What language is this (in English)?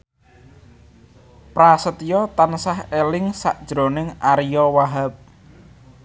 Javanese